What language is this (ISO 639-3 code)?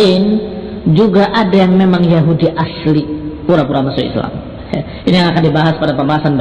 ind